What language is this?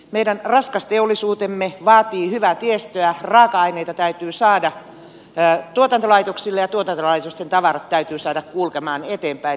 Finnish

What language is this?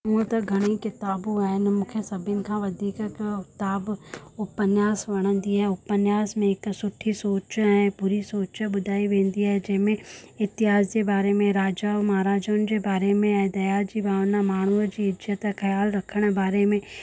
Sindhi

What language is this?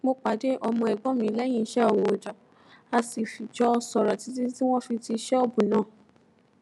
Yoruba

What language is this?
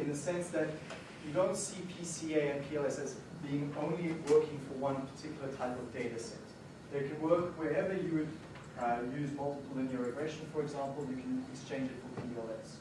English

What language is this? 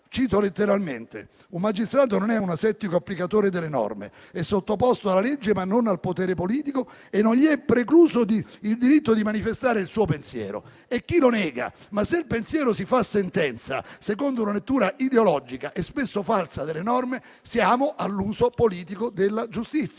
Italian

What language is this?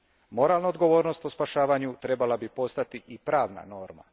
Croatian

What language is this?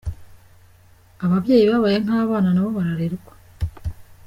Kinyarwanda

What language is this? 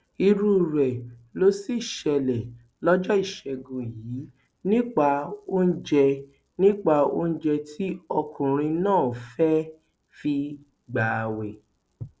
Yoruba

